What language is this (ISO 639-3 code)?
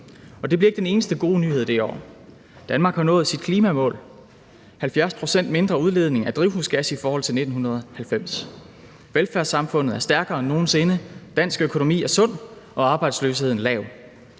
dan